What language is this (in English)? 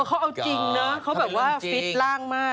Thai